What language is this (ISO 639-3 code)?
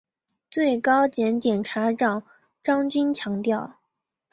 zho